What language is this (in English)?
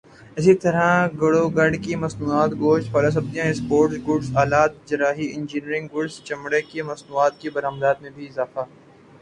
Urdu